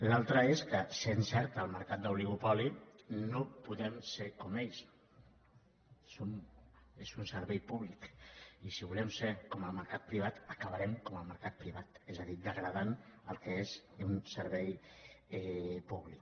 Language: Catalan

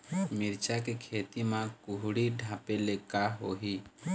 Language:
Chhattisgarhi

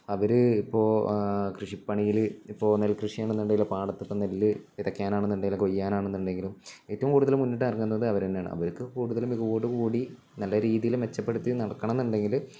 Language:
Malayalam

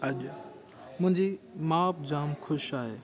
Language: Sindhi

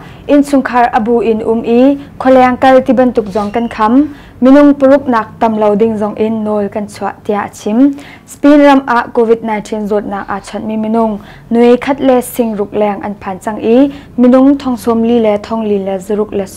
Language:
Vietnamese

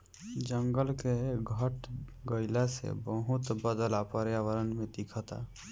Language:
Bhojpuri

